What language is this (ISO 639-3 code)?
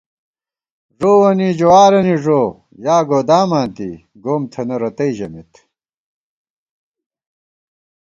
gwt